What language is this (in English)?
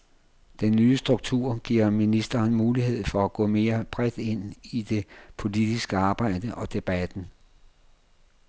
Danish